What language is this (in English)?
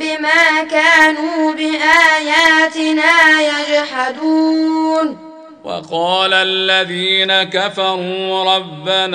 Arabic